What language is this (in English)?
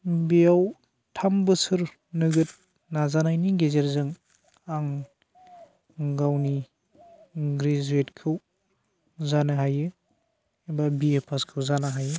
Bodo